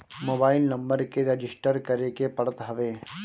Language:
Bhojpuri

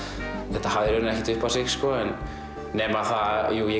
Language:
Icelandic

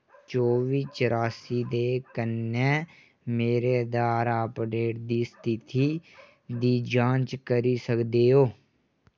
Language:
Dogri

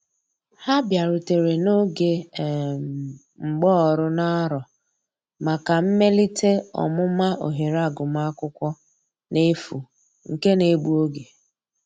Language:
Igbo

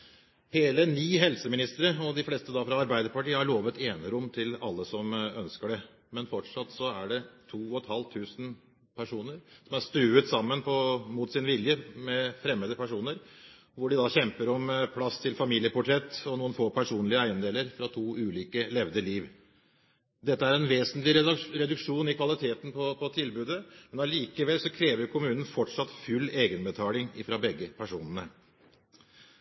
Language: Norwegian Bokmål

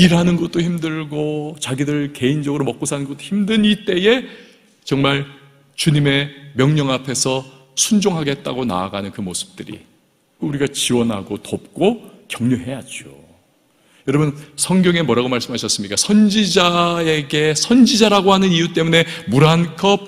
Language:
Korean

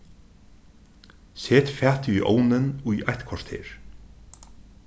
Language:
Faroese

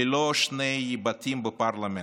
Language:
Hebrew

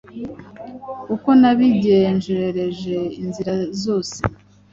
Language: Kinyarwanda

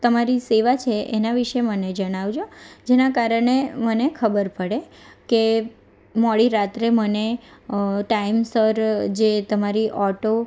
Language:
Gujarati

